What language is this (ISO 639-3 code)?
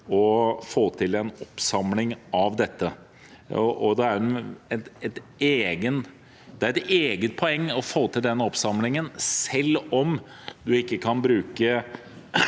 nor